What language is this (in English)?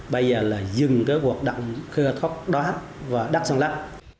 Vietnamese